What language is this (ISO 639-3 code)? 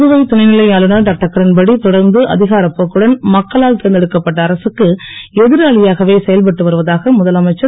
tam